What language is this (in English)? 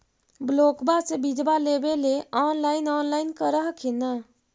Magahi